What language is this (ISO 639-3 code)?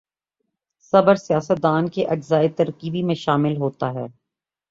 urd